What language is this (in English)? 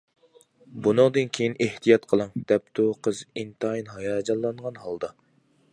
Uyghur